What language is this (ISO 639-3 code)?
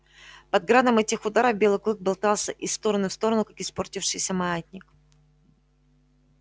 rus